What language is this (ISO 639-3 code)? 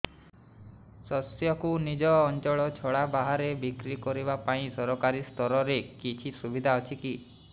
ori